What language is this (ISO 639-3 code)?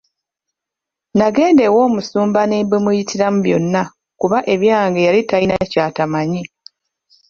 lug